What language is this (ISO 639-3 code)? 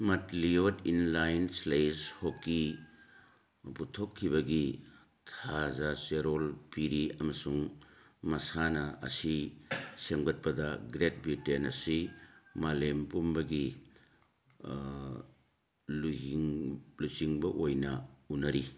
mni